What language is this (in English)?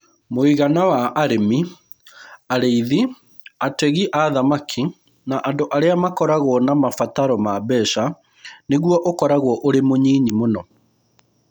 Kikuyu